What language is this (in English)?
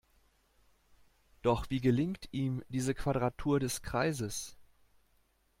German